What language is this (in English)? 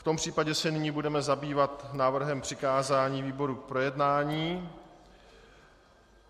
Czech